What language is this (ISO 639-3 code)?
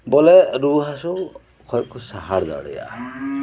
sat